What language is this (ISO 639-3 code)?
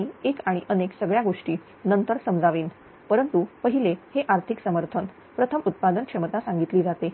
mar